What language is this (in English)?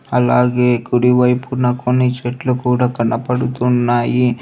Telugu